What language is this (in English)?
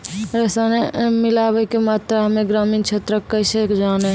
Maithili